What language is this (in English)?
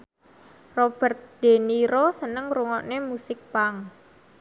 Javanese